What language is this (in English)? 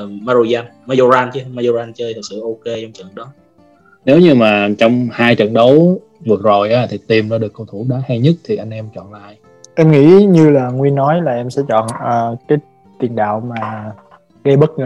Vietnamese